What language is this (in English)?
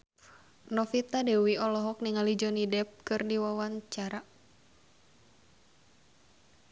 Sundanese